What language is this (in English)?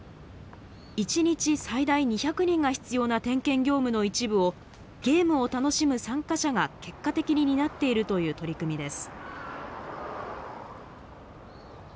Japanese